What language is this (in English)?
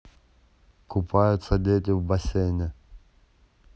Russian